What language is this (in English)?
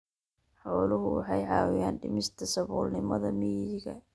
Somali